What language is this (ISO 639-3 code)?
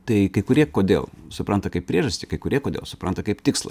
lit